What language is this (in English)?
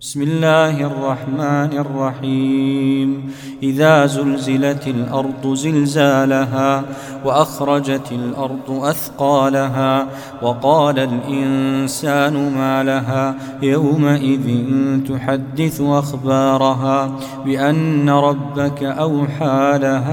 Arabic